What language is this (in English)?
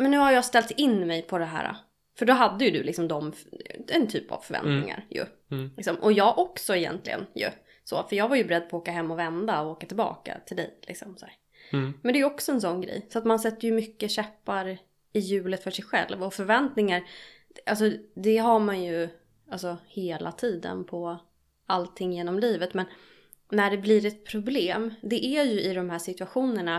Swedish